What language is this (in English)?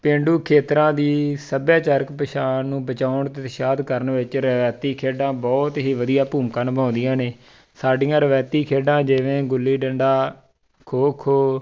Punjabi